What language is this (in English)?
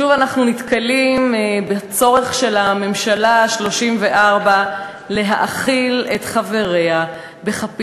Hebrew